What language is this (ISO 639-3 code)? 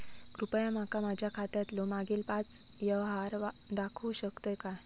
mar